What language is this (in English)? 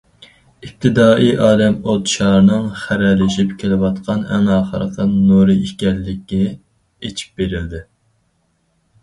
Uyghur